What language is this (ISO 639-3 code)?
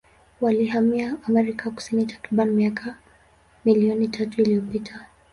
swa